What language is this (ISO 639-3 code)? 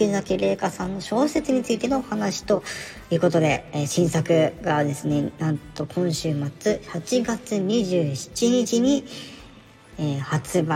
jpn